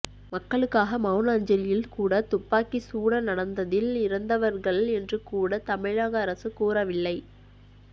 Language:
Tamil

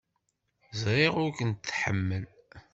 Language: Kabyle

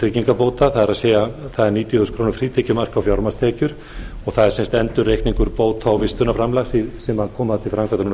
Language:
Icelandic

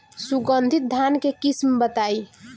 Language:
Bhojpuri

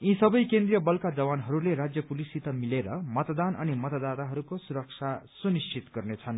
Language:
Nepali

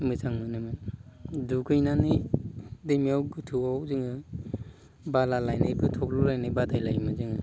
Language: Bodo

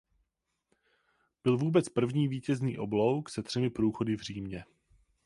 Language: Czech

